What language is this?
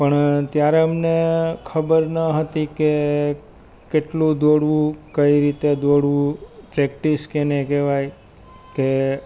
Gujarati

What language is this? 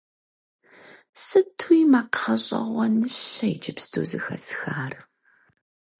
Kabardian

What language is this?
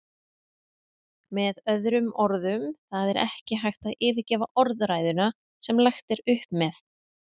Icelandic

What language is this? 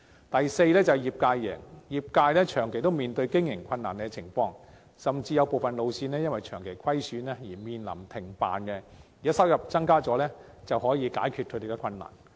Cantonese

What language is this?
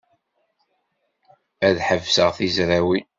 Kabyle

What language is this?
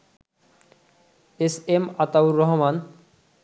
Bangla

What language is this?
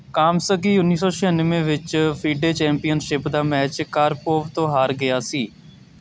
Punjabi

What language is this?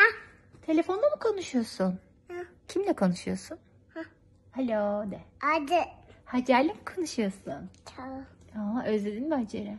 Turkish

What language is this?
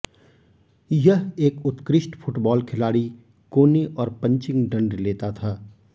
Hindi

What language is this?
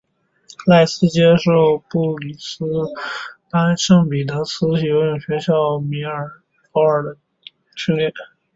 Chinese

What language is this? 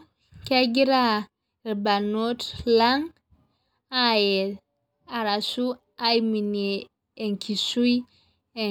Masai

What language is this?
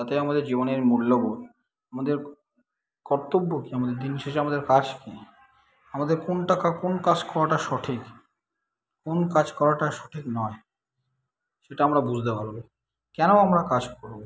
Bangla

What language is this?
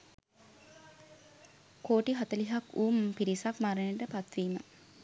Sinhala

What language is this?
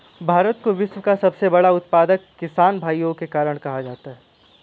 Hindi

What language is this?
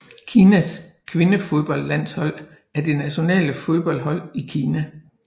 Danish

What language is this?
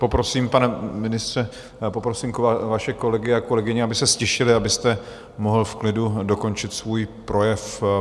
Czech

